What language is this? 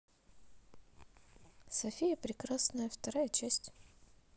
Russian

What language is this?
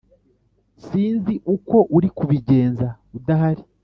Kinyarwanda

